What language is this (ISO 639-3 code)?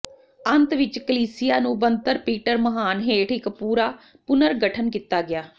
pan